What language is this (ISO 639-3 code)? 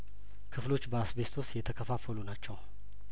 amh